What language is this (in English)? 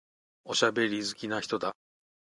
Japanese